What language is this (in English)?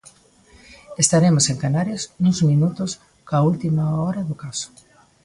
Galician